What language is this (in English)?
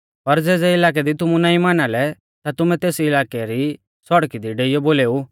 Mahasu Pahari